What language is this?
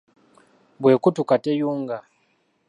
Ganda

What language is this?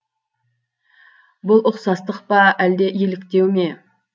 Kazakh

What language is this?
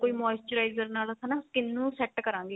Punjabi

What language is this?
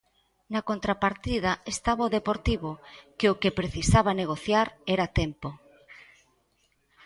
Galician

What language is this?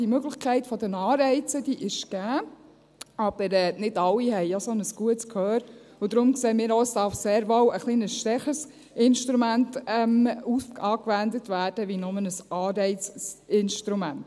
Swiss German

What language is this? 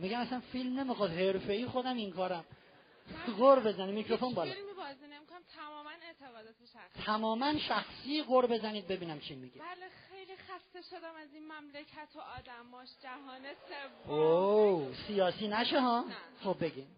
Persian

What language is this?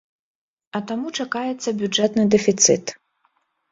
Belarusian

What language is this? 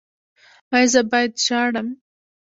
Pashto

